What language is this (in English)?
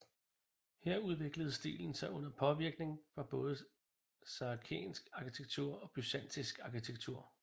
Danish